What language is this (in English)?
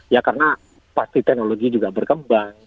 Indonesian